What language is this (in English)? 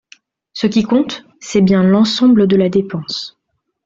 French